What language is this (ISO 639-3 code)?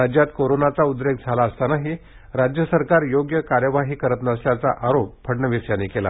mar